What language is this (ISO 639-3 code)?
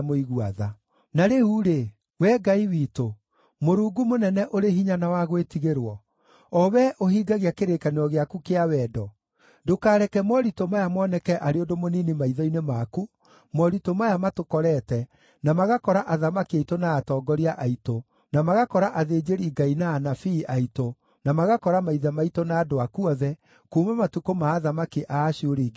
kik